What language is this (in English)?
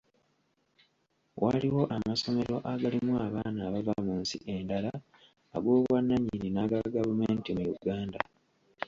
Ganda